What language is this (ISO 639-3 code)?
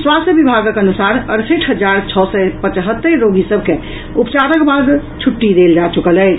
mai